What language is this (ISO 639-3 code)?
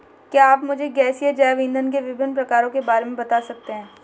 hin